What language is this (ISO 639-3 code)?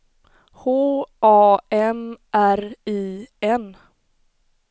swe